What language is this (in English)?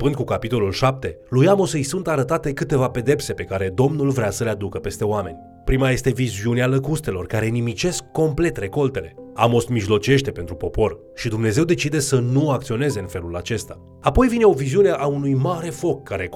Romanian